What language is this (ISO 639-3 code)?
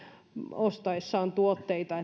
fin